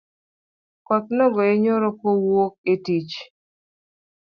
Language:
Luo (Kenya and Tanzania)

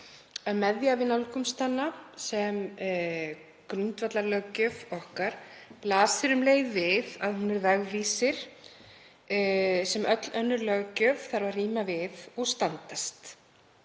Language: Icelandic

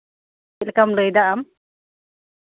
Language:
Santali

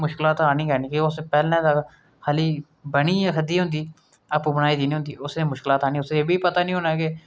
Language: Dogri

